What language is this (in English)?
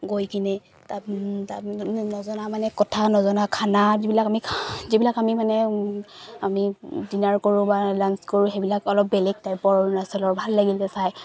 Assamese